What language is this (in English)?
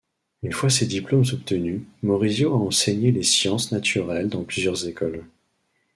French